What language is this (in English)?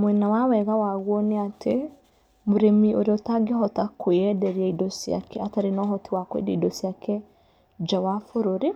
Kikuyu